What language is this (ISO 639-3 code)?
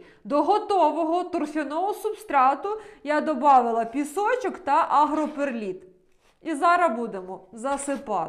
ukr